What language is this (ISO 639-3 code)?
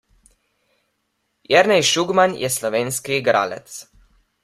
slv